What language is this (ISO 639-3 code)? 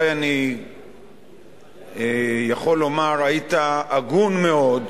heb